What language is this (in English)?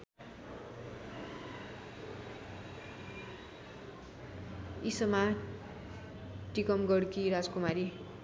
Nepali